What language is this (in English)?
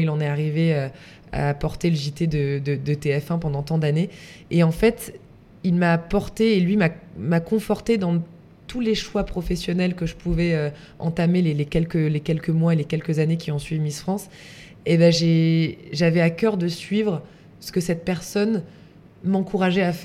French